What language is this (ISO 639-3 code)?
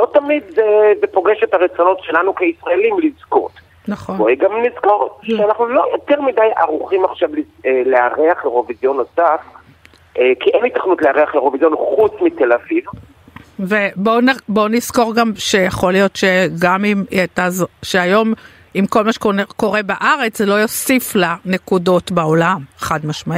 heb